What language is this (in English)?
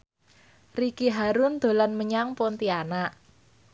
Javanese